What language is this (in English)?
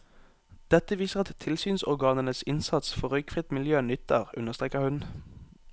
Norwegian